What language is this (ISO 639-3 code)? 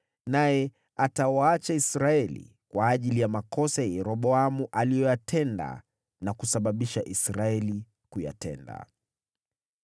swa